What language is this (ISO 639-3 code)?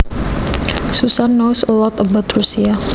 jav